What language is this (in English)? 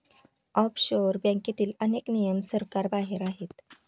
Marathi